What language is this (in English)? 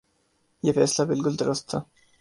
Urdu